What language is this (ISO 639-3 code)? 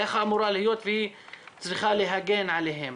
heb